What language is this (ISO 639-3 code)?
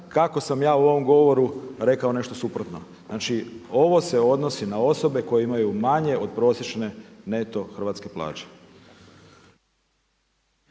hrv